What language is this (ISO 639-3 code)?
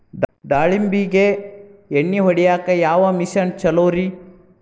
kan